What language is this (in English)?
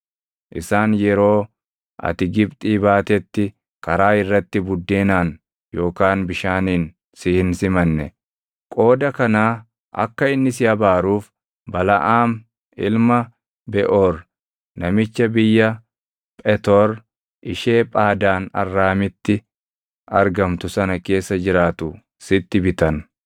Oromo